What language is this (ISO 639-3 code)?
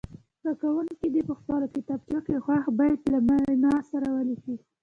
pus